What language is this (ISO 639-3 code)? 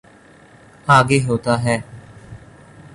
urd